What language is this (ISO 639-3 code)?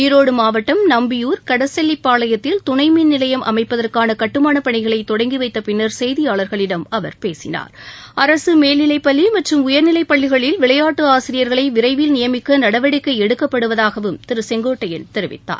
tam